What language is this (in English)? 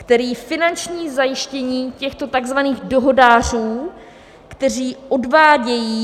Czech